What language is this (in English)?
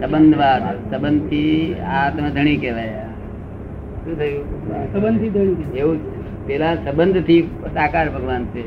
Gujarati